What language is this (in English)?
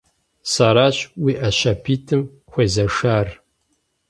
Kabardian